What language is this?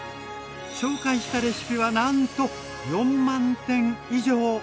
Japanese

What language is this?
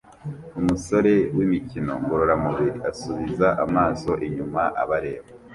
Kinyarwanda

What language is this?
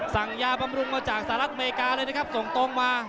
Thai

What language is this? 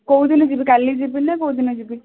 Odia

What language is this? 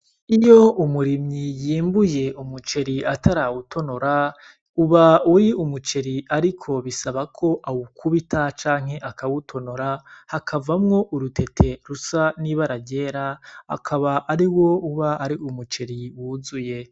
Rundi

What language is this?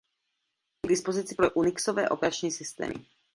Czech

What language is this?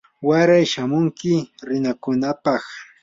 Yanahuanca Pasco Quechua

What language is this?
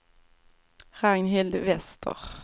Swedish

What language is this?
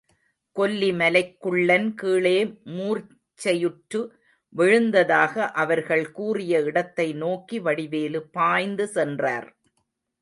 Tamil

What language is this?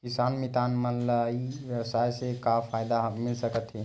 Chhattisgarhi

